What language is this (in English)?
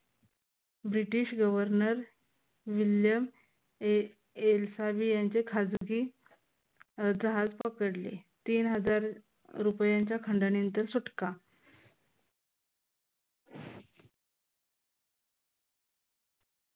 Marathi